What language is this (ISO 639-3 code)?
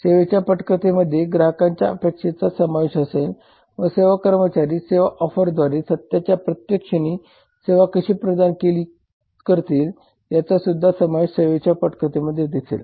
mar